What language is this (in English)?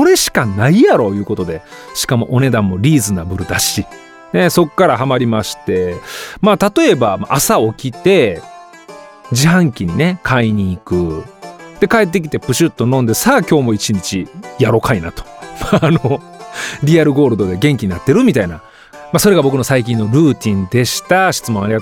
Japanese